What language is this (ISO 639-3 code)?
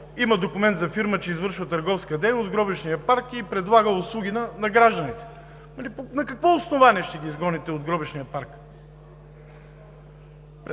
bul